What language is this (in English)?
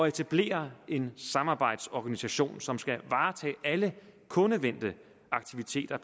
Danish